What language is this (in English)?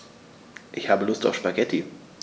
German